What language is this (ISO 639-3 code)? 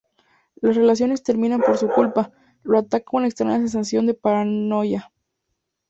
spa